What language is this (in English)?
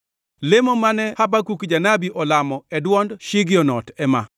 Luo (Kenya and Tanzania)